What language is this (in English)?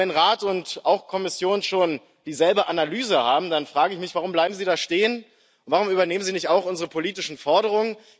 German